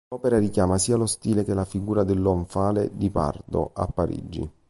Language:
Italian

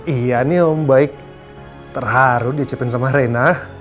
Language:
Indonesian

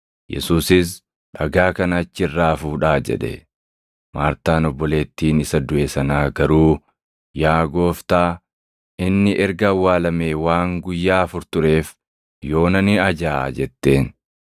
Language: Oromo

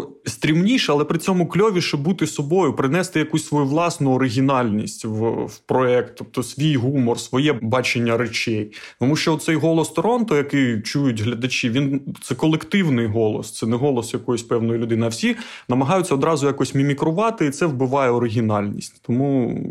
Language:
Ukrainian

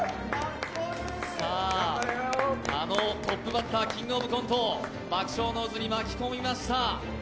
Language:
Japanese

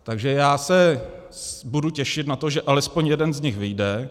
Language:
Czech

